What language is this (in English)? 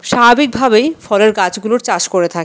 Bangla